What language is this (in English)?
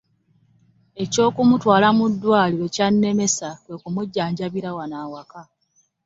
Ganda